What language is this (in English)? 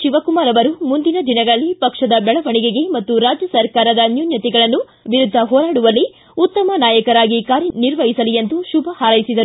Kannada